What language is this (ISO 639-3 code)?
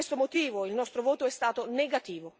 ita